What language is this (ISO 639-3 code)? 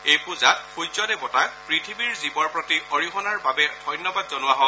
asm